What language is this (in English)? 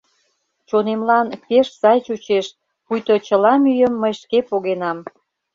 Mari